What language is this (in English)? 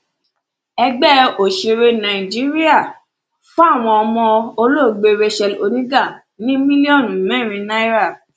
Yoruba